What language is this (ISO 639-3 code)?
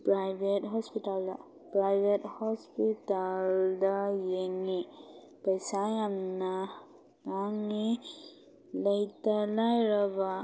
mni